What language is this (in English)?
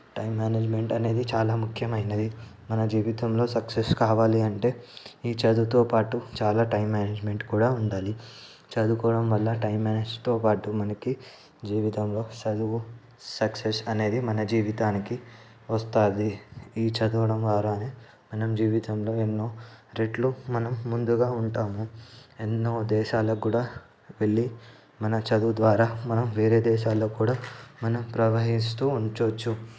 Telugu